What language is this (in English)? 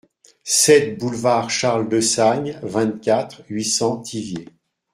French